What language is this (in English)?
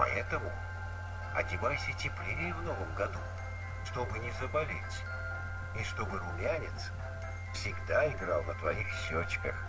Russian